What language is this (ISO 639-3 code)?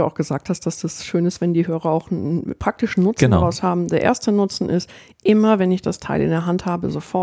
deu